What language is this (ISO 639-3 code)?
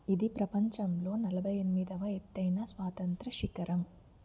tel